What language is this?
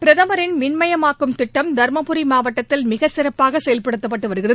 Tamil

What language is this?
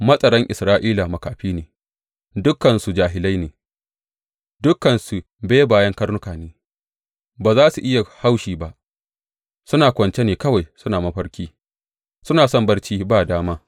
Hausa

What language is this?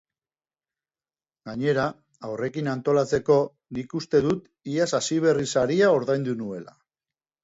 Basque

